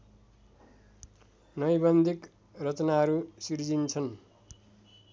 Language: Nepali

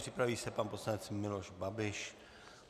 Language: Czech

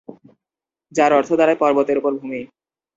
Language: Bangla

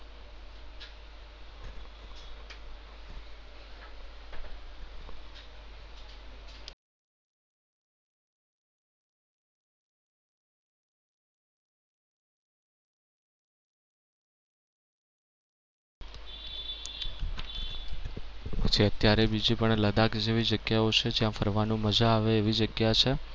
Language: Gujarati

